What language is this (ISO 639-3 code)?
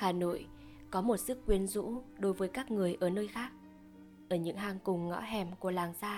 vie